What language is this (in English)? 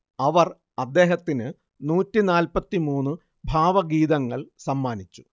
Malayalam